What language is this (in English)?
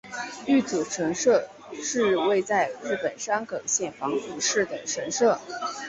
Chinese